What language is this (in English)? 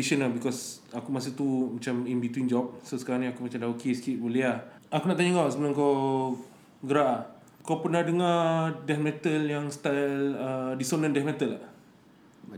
Malay